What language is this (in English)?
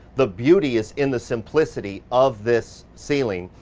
English